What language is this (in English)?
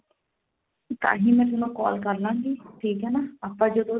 Punjabi